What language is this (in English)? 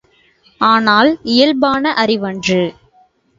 Tamil